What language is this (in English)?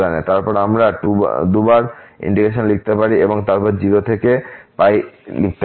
Bangla